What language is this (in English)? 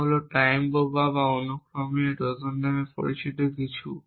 Bangla